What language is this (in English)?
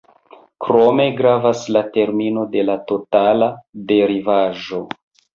Esperanto